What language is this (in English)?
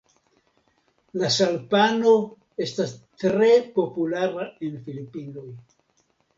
Esperanto